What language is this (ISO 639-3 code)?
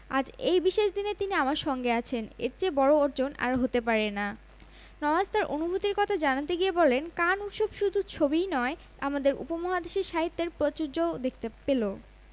ben